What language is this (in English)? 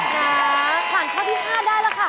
Thai